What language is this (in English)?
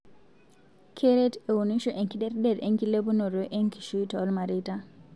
Masai